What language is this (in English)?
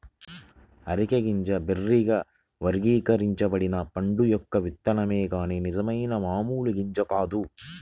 Telugu